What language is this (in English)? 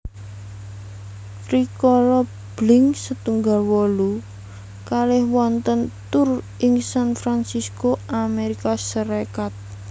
Javanese